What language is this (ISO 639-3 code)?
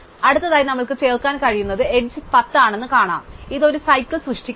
mal